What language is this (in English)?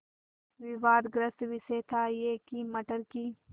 Hindi